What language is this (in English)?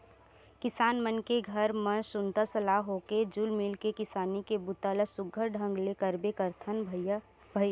Chhattisgarhi